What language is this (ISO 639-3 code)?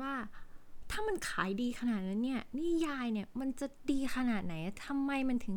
tha